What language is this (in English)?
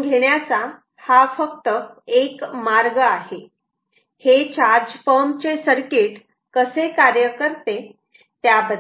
Marathi